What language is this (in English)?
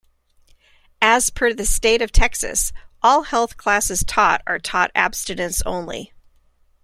English